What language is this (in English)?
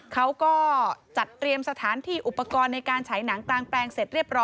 Thai